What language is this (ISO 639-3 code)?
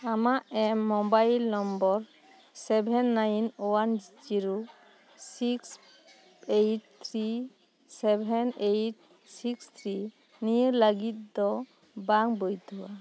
sat